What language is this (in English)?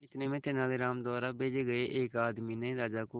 Hindi